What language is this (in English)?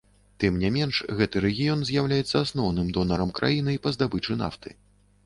Belarusian